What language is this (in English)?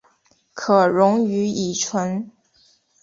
Chinese